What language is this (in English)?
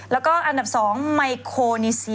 Thai